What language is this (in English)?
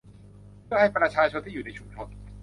Thai